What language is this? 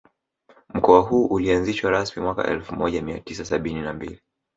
Swahili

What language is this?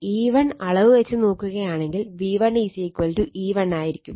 Malayalam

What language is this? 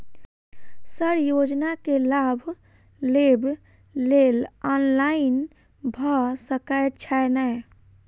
Maithili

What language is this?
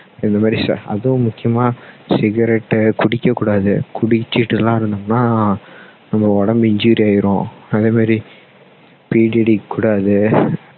Tamil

